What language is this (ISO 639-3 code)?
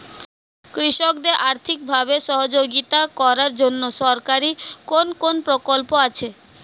ben